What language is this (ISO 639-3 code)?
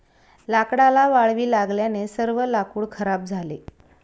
mar